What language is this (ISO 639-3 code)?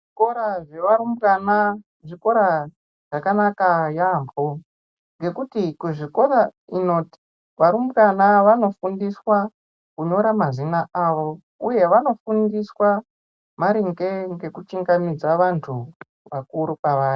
ndc